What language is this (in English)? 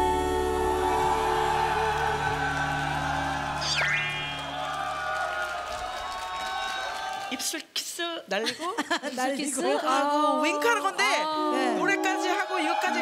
Korean